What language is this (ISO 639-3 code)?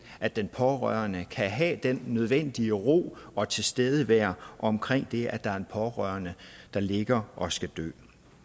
dan